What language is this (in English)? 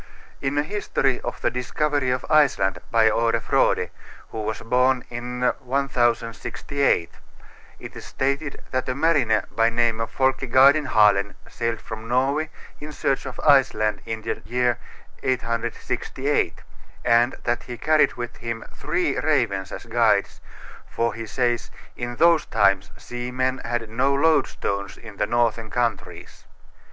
English